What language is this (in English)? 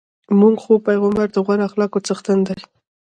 Pashto